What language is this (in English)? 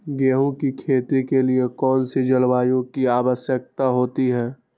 Magahi